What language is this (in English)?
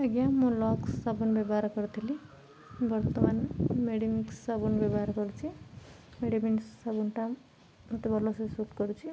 Odia